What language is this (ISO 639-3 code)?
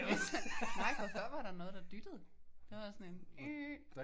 dan